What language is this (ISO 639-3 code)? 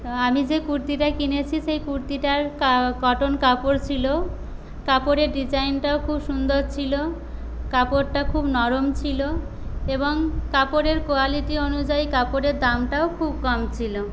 ben